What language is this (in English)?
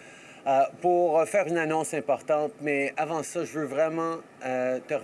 French